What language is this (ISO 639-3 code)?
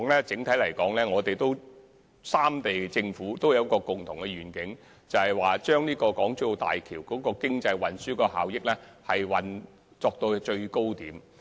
yue